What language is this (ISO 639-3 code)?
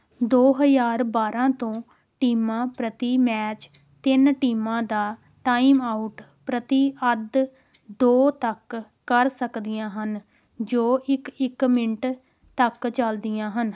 pan